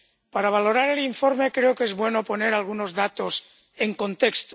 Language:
Spanish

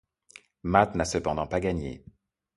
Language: French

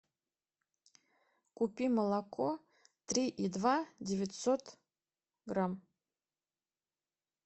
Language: Russian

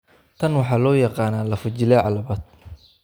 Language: Somali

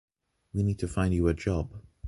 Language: English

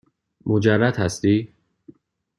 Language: Persian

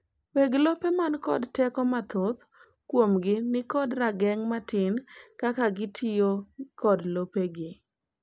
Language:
Luo (Kenya and Tanzania)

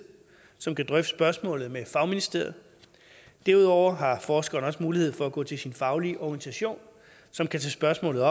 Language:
Danish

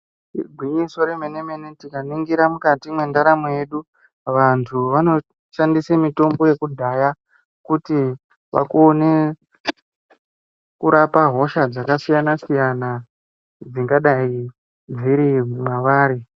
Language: Ndau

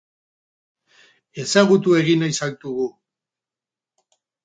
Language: Basque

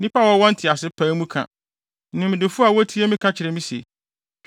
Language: Akan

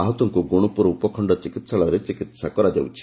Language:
Odia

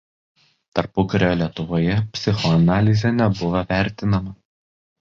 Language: Lithuanian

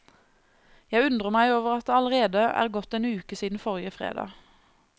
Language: Norwegian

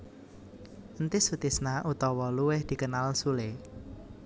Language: Javanese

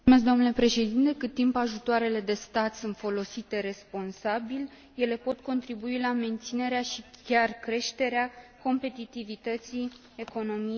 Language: Romanian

